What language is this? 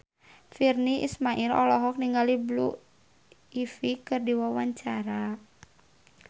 Sundanese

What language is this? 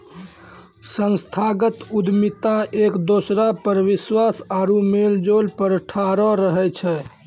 Maithili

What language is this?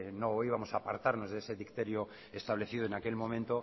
Spanish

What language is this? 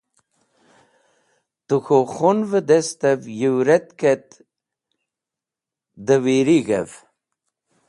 Wakhi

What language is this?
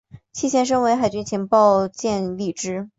Chinese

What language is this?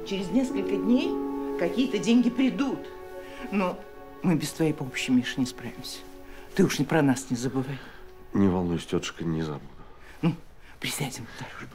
Russian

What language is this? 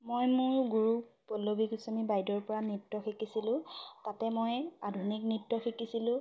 Assamese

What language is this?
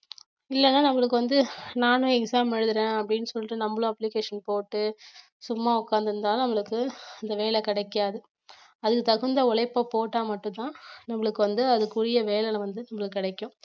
Tamil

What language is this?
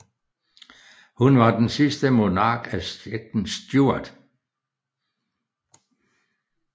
Danish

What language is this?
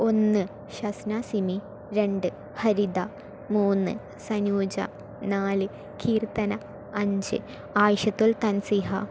Malayalam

